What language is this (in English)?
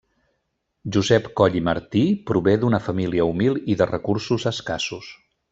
Catalan